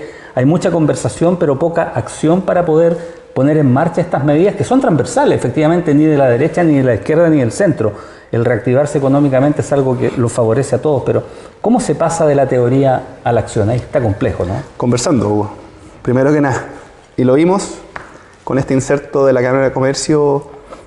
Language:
Spanish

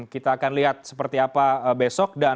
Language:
Indonesian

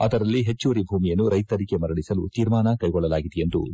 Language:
Kannada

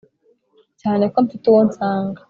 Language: Kinyarwanda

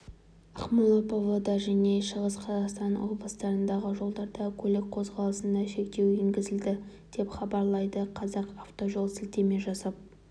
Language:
Kazakh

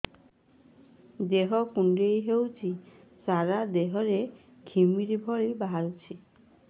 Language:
Odia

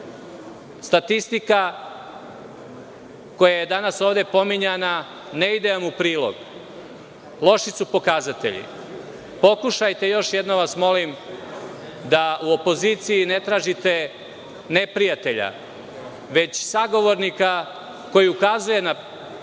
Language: Serbian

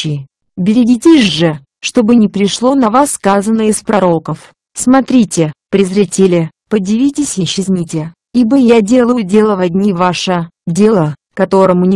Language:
Russian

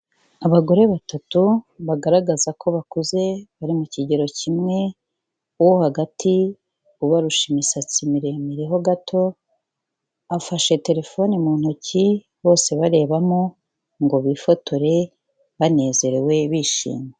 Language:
Kinyarwanda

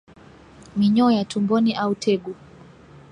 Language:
Swahili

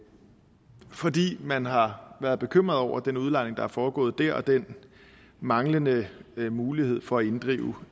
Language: Danish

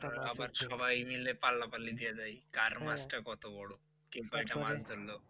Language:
Bangla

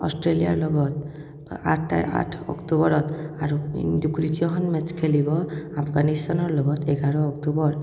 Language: Assamese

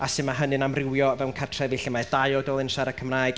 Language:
Welsh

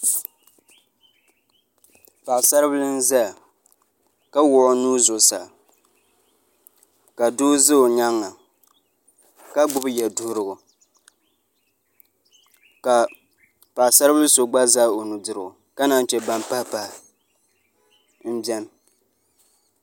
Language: Dagbani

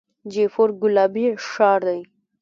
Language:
Pashto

